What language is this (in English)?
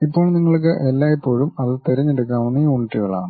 Malayalam